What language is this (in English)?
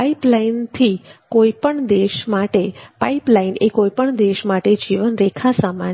Gujarati